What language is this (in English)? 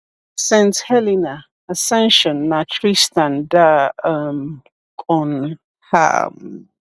Igbo